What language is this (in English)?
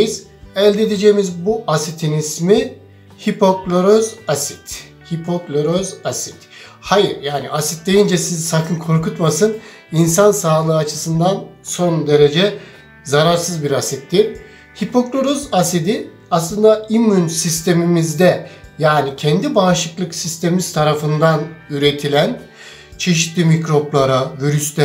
Turkish